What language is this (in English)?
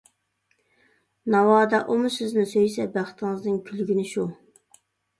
Uyghur